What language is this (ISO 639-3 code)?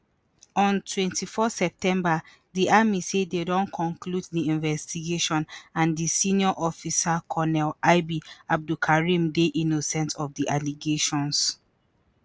pcm